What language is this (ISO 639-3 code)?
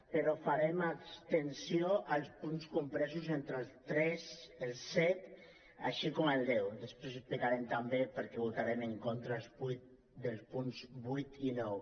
cat